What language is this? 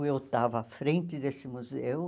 Portuguese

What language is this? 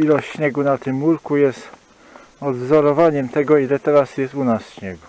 Polish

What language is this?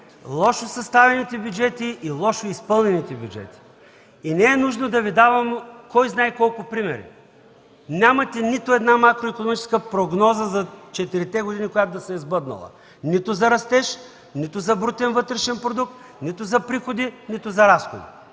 Bulgarian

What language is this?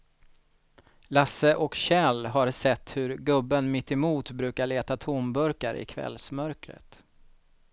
Swedish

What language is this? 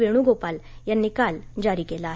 Marathi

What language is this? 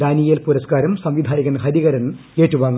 Malayalam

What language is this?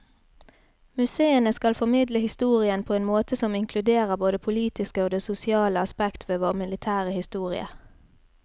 Norwegian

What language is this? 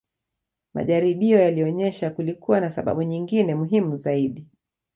Swahili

